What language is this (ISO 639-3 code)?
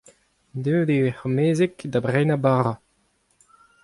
bre